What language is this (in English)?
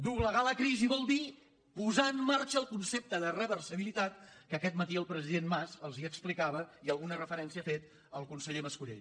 Catalan